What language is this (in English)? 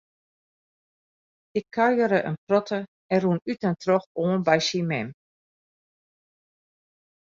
Western Frisian